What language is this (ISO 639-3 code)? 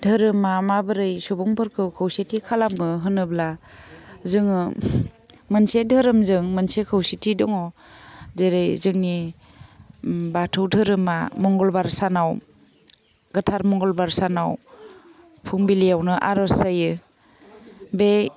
brx